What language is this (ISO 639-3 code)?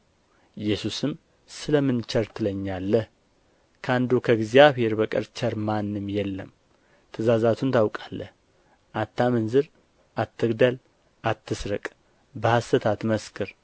amh